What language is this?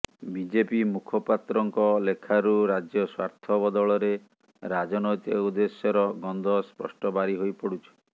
Odia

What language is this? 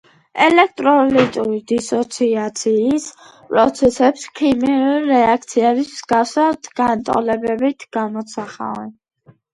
Georgian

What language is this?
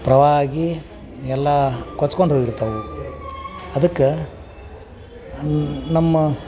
Kannada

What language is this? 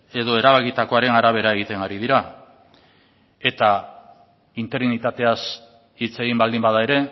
Basque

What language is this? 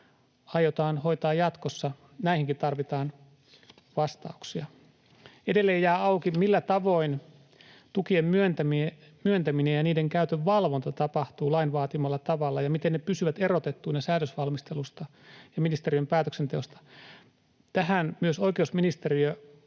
Finnish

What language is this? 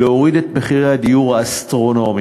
Hebrew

